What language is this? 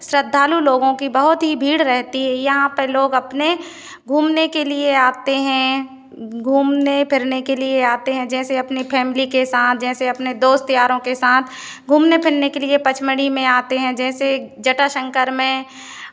Hindi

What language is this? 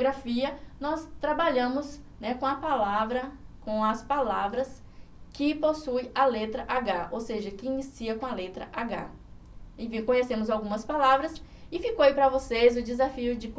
Portuguese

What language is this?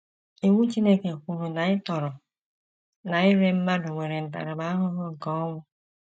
Igbo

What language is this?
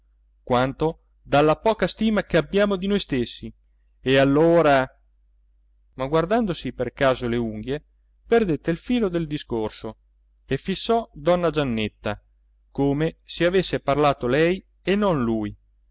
Italian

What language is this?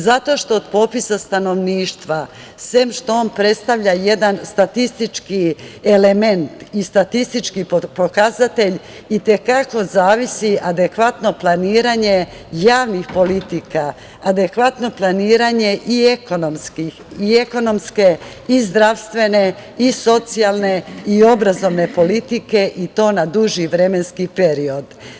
Serbian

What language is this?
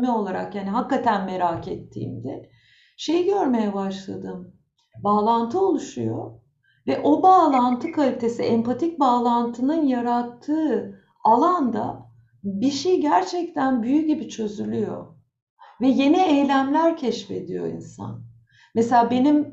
Turkish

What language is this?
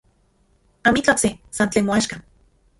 Central Puebla Nahuatl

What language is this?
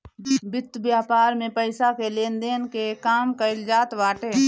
Bhojpuri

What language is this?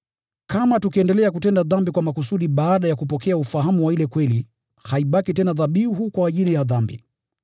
Swahili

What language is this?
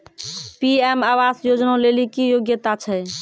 Maithili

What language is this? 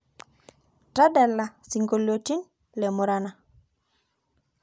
Masai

